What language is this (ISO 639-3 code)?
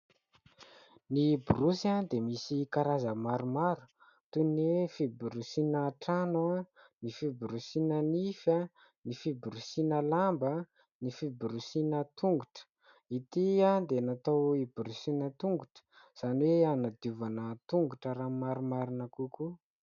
mlg